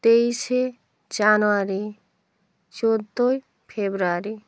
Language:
Bangla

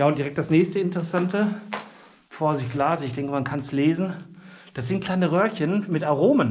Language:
German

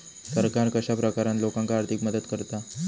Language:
Marathi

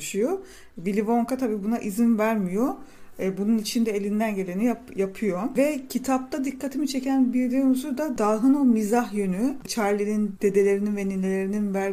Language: Turkish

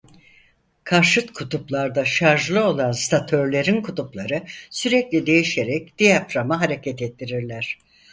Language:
Turkish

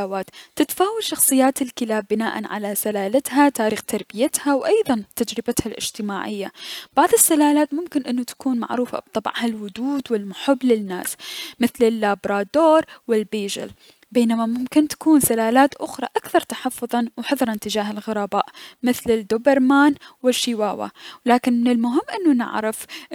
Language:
Mesopotamian Arabic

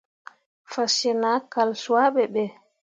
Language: Mundang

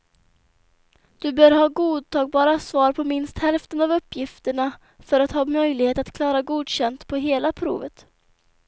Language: Swedish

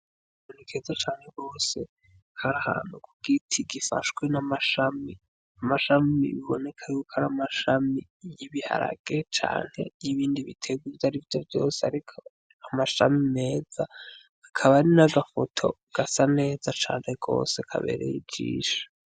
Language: Rundi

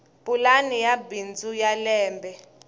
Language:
Tsonga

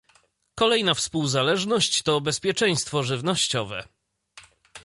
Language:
Polish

